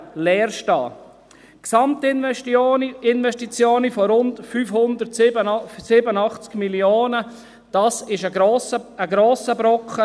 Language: Swiss German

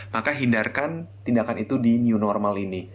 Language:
Indonesian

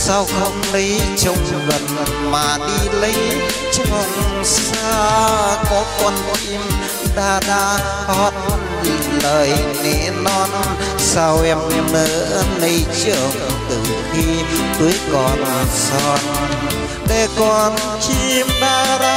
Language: Vietnamese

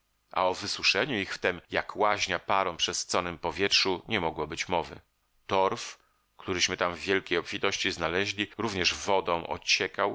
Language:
Polish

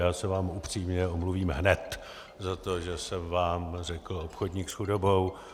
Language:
Czech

